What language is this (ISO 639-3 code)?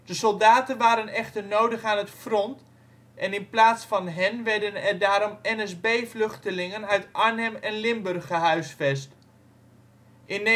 nld